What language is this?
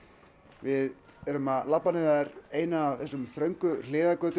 Icelandic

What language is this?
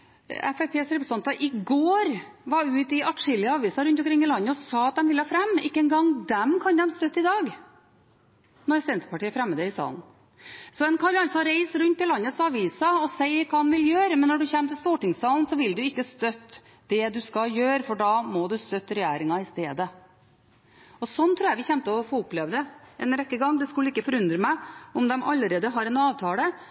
Norwegian Bokmål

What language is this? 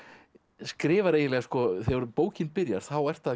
Icelandic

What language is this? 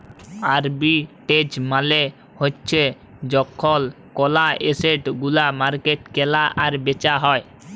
Bangla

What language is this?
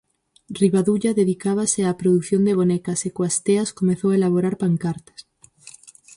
Galician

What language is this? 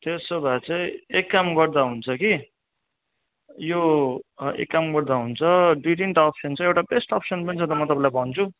Nepali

